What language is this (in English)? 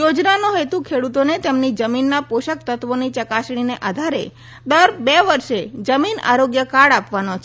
Gujarati